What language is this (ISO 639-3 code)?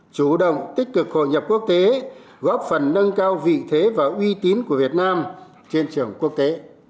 vie